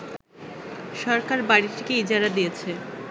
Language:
Bangla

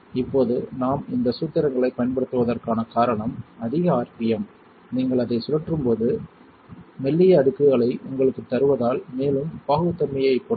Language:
Tamil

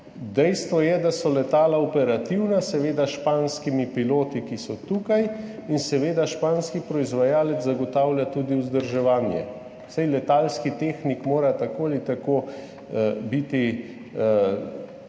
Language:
Slovenian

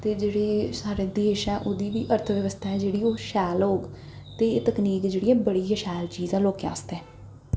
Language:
Dogri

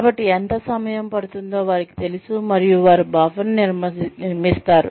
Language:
Telugu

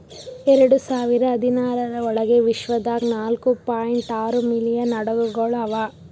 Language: Kannada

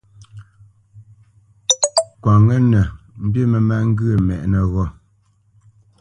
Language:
Bamenyam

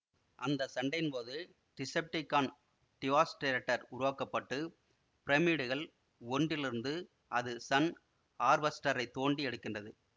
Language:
Tamil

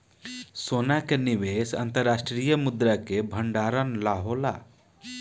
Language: Bhojpuri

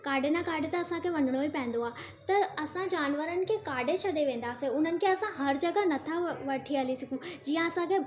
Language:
Sindhi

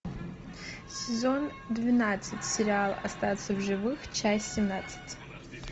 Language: Russian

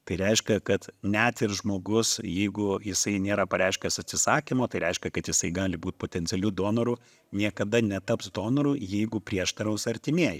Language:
Lithuanian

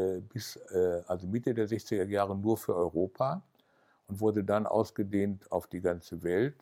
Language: German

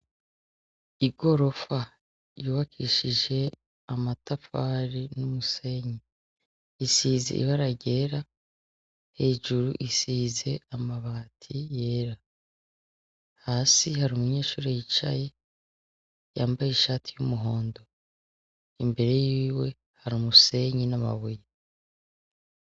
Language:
Rundi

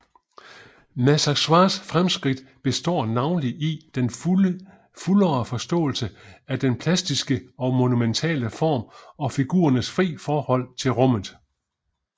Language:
Danish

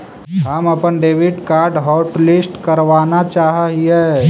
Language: Magahi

